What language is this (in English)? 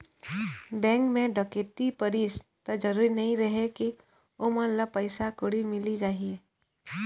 Chhattisgarhi